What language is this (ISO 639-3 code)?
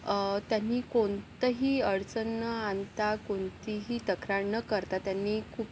mar